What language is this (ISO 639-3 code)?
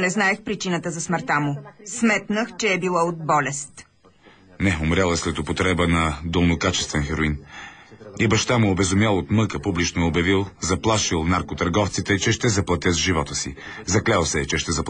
bul